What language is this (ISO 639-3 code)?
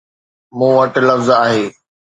snd